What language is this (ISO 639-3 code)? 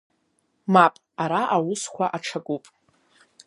abk